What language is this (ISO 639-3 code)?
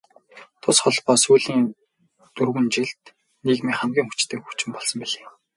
mon